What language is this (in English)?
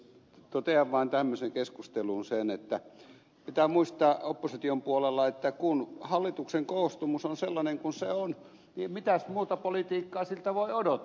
Finnish